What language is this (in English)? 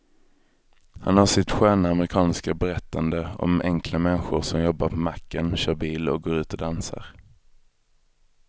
Swedish